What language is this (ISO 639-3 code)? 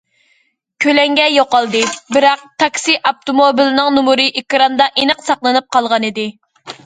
uig